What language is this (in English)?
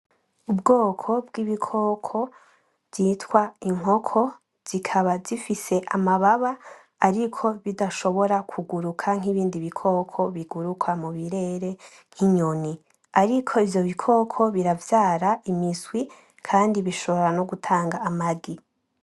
Rundi